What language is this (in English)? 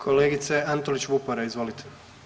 Croatian